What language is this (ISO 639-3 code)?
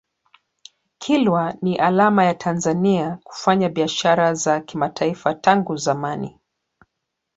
swa